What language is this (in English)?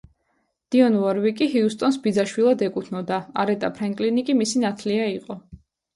Georgian